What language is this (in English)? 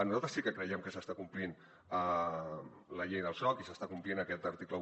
Catalan